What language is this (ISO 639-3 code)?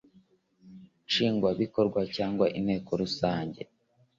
kin